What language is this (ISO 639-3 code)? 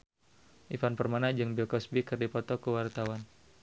sun